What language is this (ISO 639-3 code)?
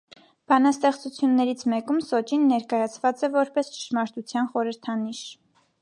hye